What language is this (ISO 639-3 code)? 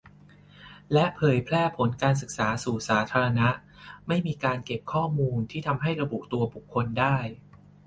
tha